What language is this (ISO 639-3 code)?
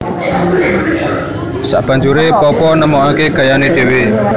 jav